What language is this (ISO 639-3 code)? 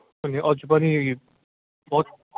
nep